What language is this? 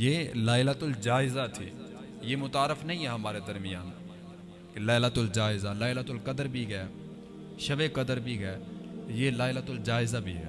Urdu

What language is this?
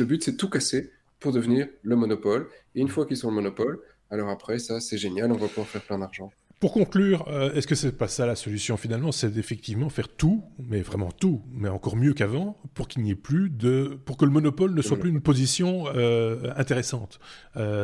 French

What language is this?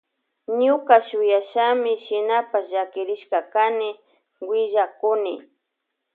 Loja Highland Quichua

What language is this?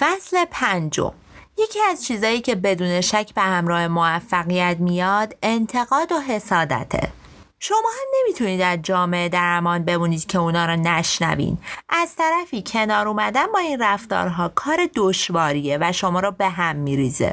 Persian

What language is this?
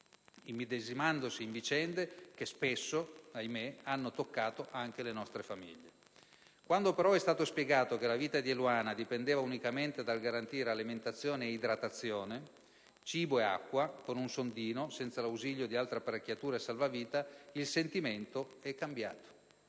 Italian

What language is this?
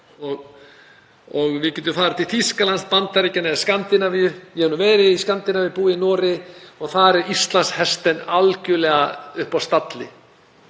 Icelandic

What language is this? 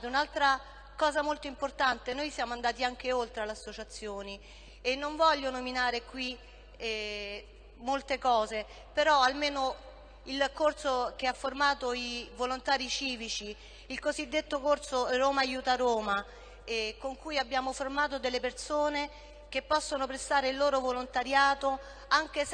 Italian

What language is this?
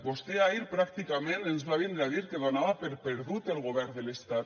Catalan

